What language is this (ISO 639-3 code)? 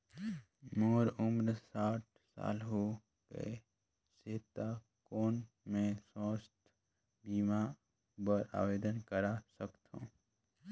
hne